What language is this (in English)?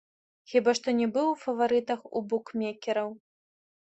Belarusian